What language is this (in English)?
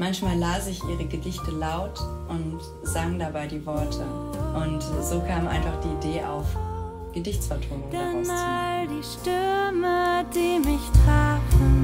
German